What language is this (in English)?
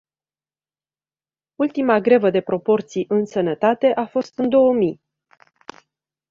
Romanian